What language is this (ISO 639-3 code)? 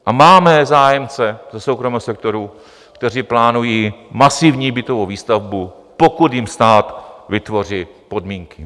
ces